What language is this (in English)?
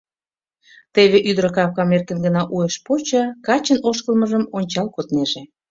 Mari